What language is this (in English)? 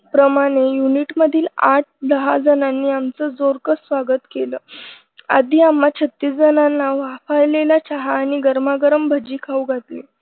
Marathi